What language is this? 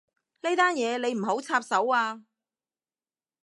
Cantonese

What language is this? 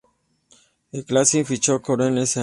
Spanish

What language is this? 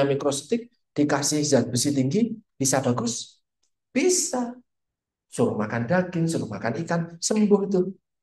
Indonesian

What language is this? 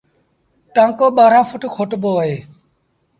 Sindhi Bhil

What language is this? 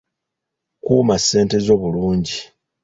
Ganda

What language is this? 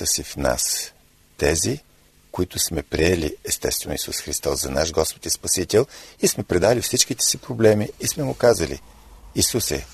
Bulgarian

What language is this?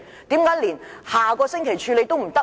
Cantonese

